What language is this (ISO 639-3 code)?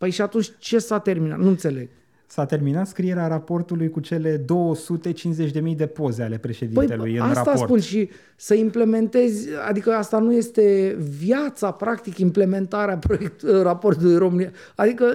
ron